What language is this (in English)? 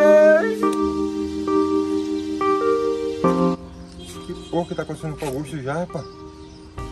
Portuguese